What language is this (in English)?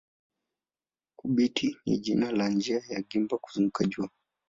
Swahili